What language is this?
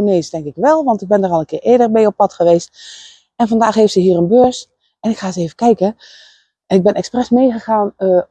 Dutch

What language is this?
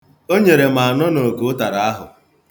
Igbo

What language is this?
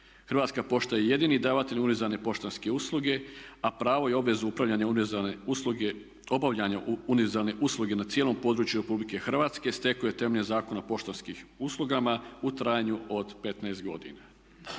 Croatian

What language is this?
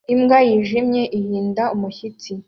Kinyarwanda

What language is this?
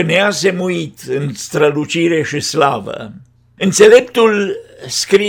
Romanian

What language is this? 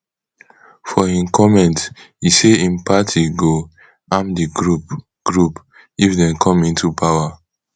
Nigerian Pidgin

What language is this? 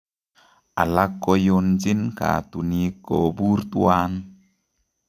Kalenjin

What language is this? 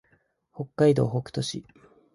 Japanese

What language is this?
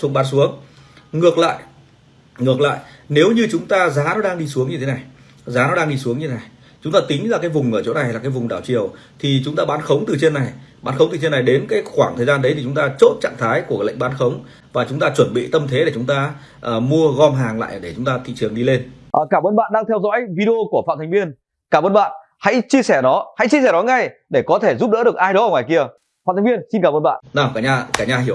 Vietnamese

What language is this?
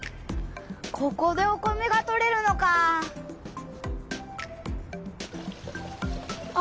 Japanese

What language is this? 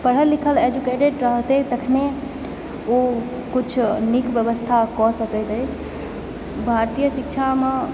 Maithili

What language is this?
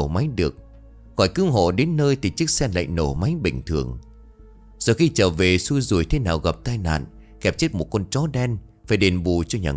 Vietnamese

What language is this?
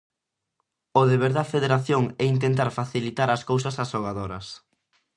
Galician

